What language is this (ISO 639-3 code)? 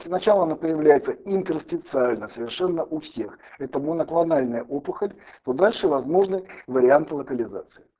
rus